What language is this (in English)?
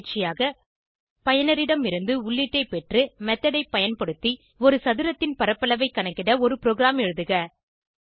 Tamil